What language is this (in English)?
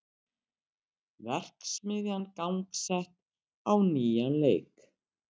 Icelandic